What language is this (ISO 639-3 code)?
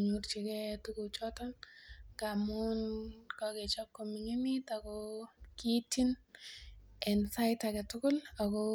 kln